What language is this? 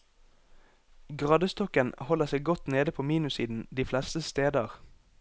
Norwegian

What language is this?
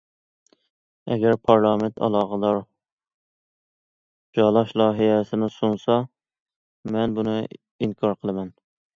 Uyghur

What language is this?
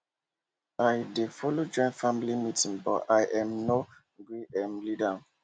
Nigerian Pidgin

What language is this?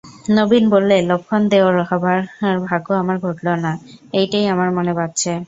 Bangla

